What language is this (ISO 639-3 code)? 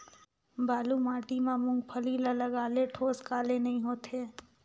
hne